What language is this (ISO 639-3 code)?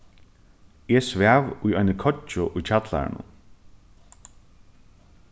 fao